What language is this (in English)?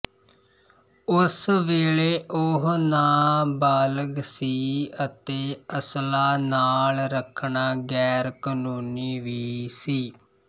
Punjabi